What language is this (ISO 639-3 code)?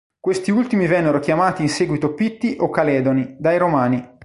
ita